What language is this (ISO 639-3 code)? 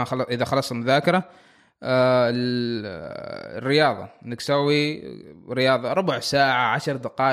ara